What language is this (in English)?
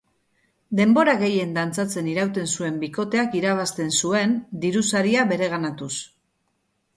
Basque